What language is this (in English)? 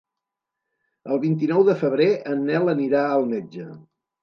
Catalan